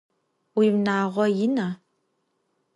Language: Adyghe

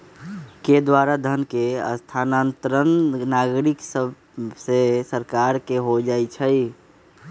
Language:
Magahi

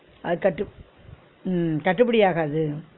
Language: Tamil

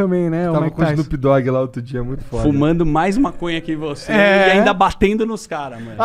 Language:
Portuguese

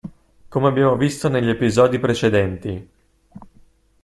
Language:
Italian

